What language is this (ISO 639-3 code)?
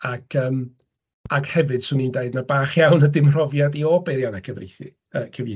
cym